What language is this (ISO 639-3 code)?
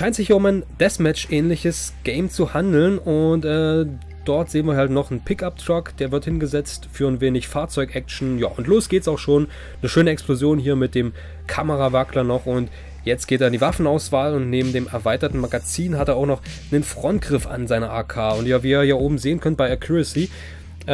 deu